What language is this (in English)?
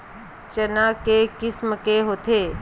Chhattisgarhi